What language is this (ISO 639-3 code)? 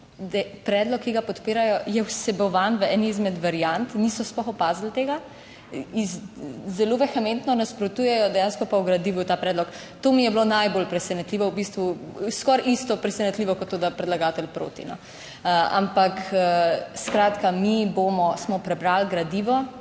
slv